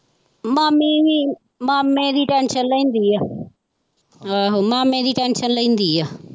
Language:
Punjabi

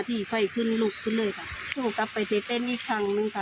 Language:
Thai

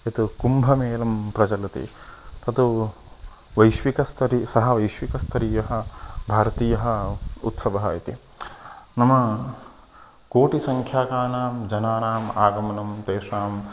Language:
Sanskrit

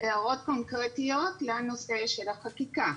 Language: Hebrew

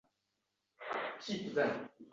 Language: Uzbek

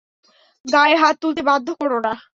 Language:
Bangla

